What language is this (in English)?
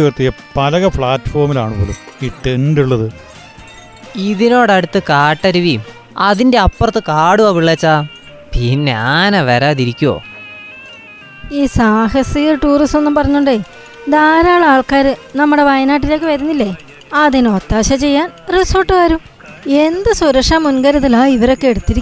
Malayalam